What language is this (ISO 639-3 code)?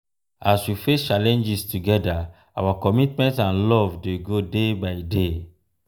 pcm